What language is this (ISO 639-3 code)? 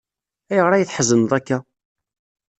kab